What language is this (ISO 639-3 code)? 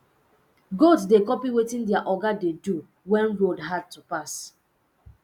pcm